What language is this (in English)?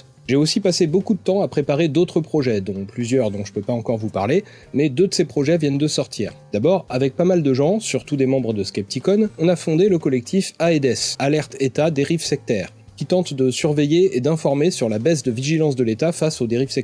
French